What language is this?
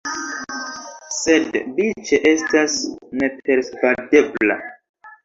Esperanto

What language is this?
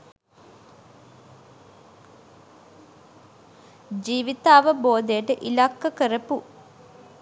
Sinhala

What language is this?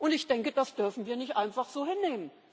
German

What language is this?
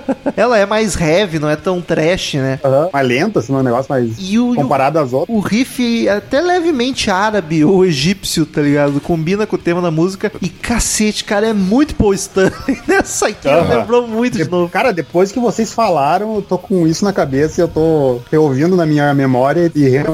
Portuguese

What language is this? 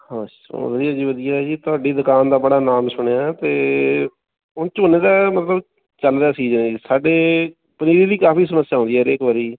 Punjabi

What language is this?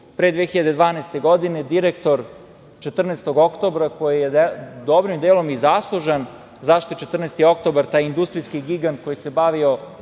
Serbian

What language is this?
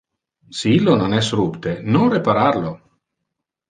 Interlingua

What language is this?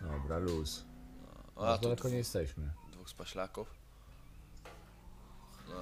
Polish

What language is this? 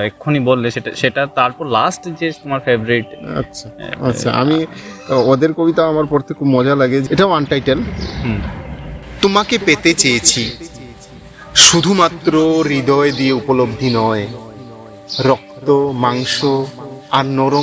Bangla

